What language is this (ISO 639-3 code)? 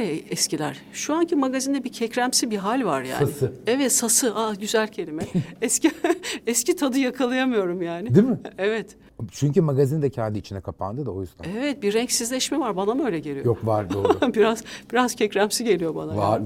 tur